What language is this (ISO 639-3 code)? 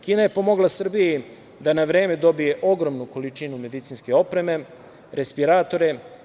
srp